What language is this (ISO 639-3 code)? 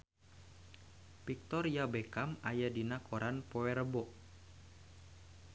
sun